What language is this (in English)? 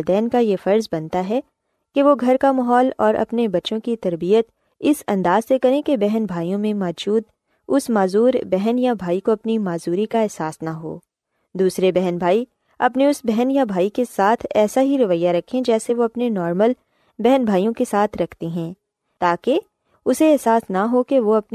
Urdu